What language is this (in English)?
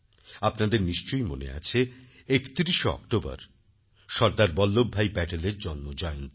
Bangla